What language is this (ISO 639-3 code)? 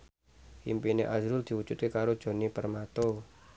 jav